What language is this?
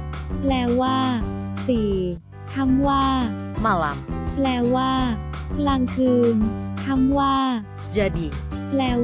Thai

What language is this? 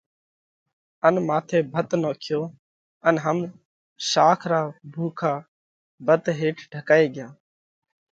Parkari Koli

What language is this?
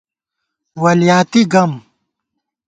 Gawar-Bati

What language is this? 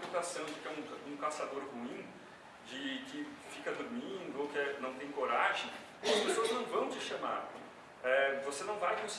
Portuguese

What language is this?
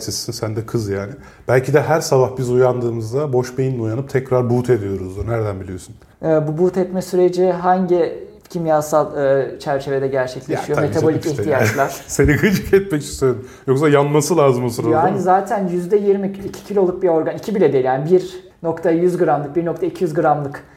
Turkish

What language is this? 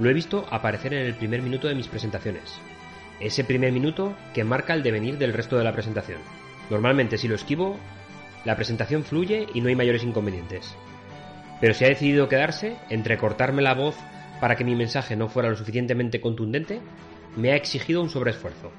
Spanish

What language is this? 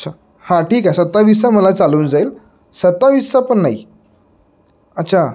Marathi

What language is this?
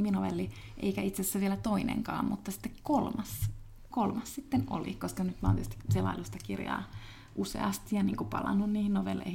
Finnish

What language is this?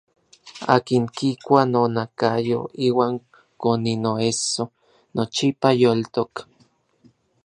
Orizaba Nahuatl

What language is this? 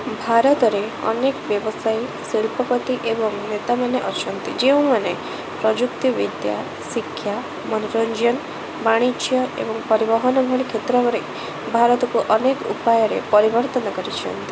Odia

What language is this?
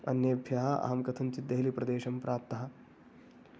Sanskrit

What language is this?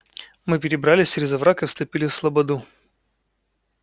Russian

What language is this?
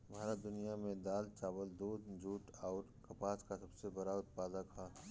Bhojpuri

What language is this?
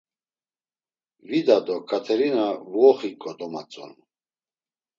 Laz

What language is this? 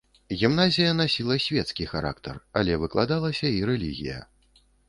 Belarusian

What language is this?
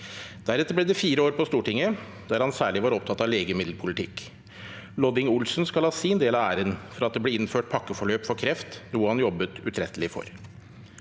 Norwegian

